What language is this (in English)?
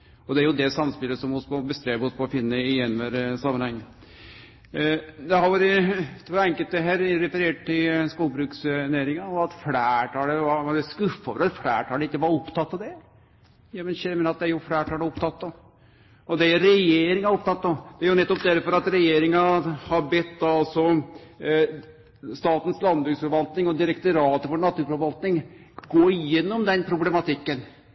Norwegian Nynorsk